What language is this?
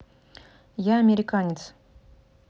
Russian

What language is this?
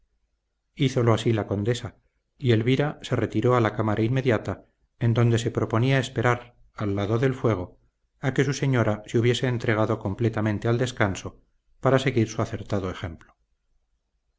Spanish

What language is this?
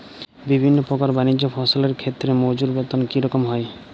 Bangla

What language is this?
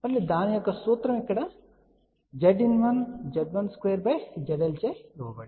Telugu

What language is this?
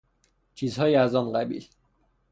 Persian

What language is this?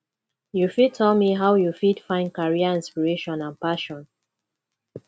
Nigerian Pidgin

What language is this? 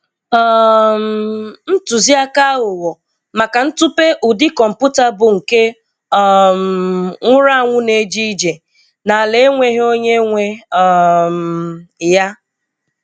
Igbo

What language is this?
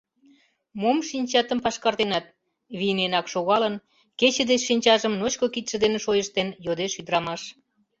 Mari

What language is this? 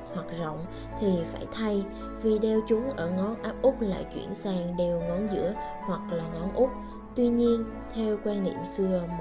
Vietnamese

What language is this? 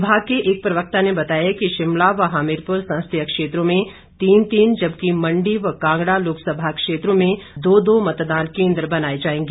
Hindi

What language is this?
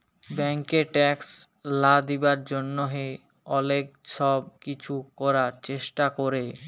Bangla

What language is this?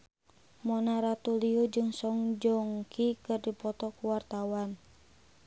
Sundanese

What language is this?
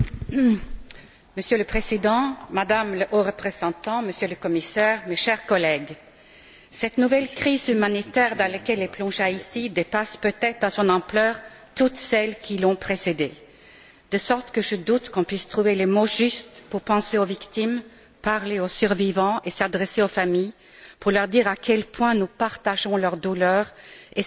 French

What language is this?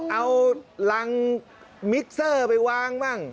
Thai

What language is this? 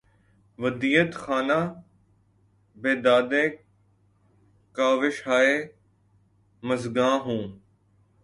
Urdu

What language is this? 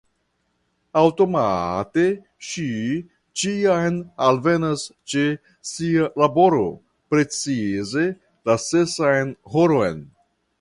Esperanto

